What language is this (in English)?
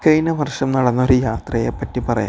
Malayalam